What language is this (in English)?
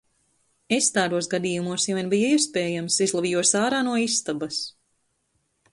Latvian